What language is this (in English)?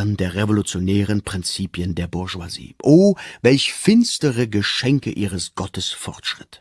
German